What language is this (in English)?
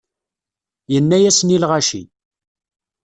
Kabyle